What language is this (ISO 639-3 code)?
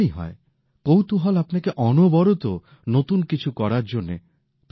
ben